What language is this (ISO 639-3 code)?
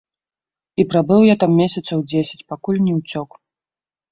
bel